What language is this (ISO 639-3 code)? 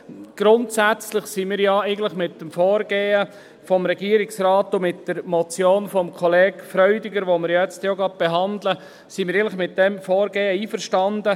gsw